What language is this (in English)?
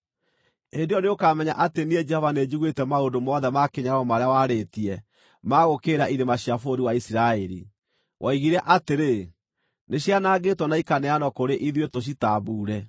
Kikuyu